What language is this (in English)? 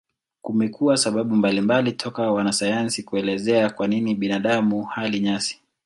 Swahili